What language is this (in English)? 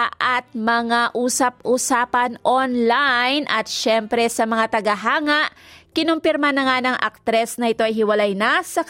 Filipino